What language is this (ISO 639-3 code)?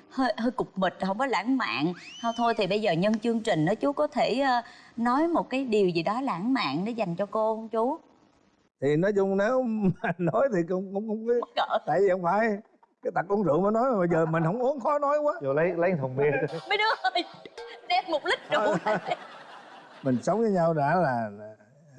vie